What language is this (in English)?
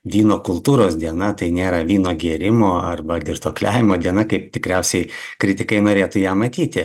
Lithuanian